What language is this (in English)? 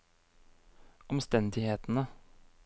Norwegian